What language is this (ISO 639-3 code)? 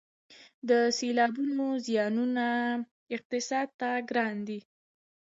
pus